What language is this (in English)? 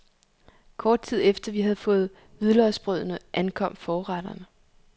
Danish